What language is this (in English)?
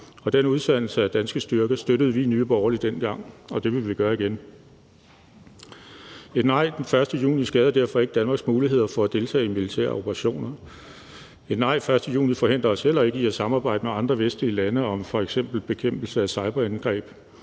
Danish